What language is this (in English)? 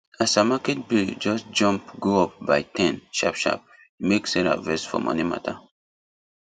Nigerian Pidgin